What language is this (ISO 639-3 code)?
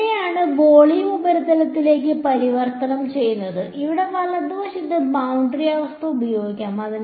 mal